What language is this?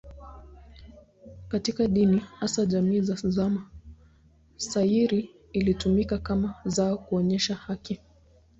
Swahili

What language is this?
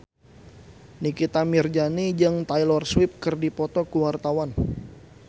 Sundanese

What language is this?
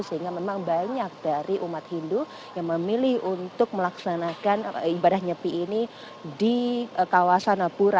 Indonesian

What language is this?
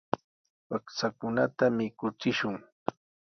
Sihuas Ancash Quechua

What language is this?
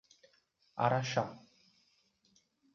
Portuguese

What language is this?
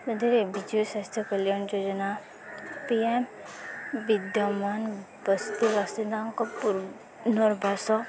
Odia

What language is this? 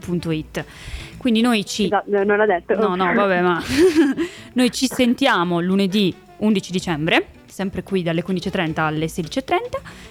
Italian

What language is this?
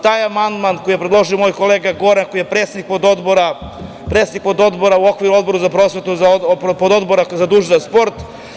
Serbian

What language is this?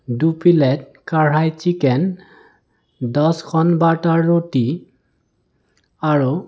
Assamese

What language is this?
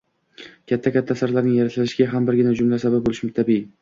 Uzbek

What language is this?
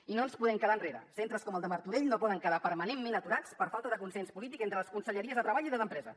Catalan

